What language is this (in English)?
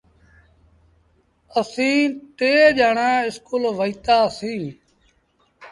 Sindhi Bhil